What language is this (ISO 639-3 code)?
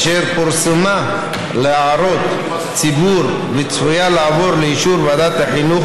heb